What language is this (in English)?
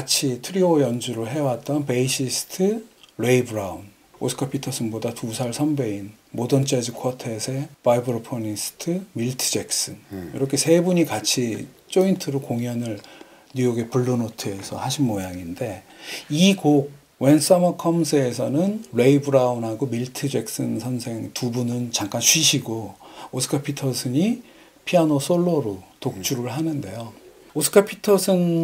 Korean